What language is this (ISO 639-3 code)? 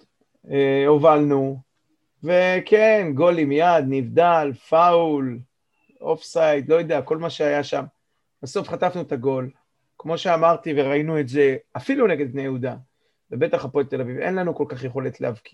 heb